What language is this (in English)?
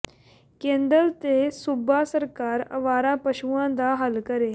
Punjabi